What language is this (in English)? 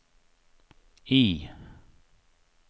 Swedish